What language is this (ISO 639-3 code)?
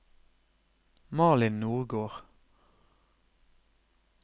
nor